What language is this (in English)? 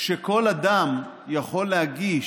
Hebrew